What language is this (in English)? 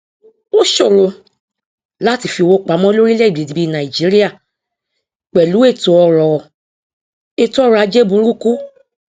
Yoruba